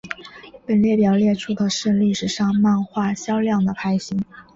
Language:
Chinese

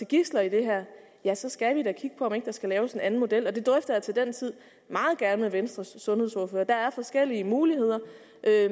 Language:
Danish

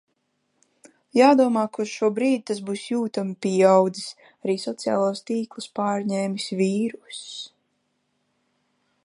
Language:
Latvian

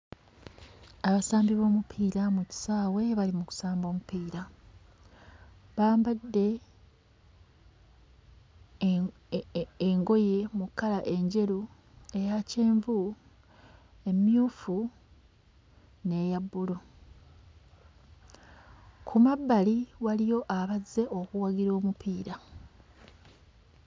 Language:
Ganda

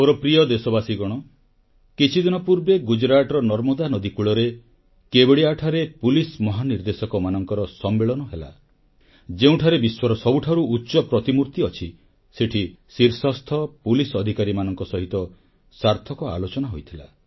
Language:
Odia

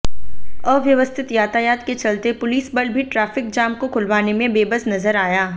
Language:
Hindi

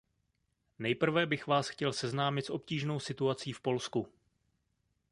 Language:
Czech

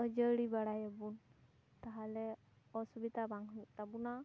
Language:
Santali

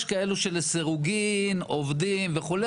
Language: Hebrew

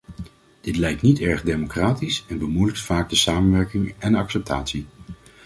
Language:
Dutch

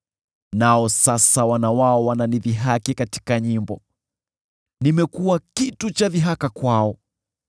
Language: Swahili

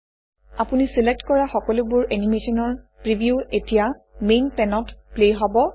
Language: Assamese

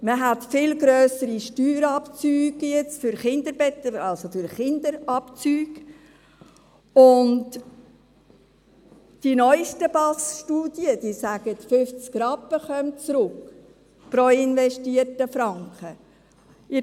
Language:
Swiss German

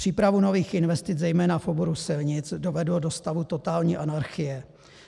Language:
Czech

